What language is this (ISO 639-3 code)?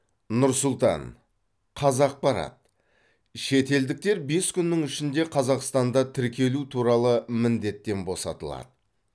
kaz